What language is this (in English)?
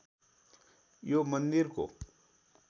Nepali